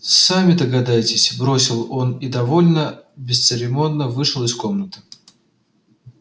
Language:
Russian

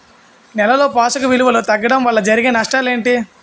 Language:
Telugu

